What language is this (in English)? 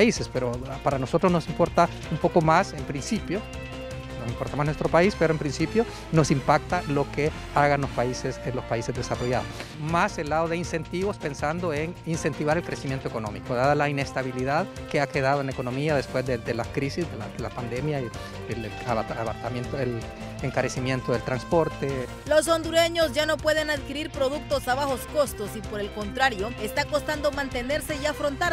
Spanish